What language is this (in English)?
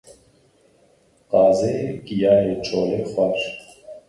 Kurdish